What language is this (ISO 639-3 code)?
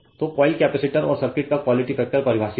hin